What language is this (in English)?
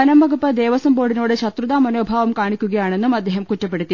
Malayalam